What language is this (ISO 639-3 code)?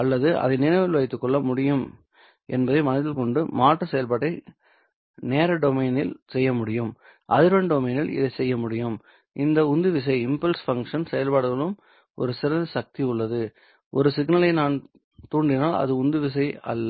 tam